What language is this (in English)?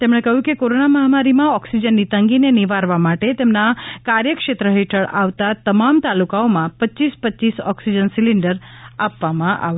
Gujarati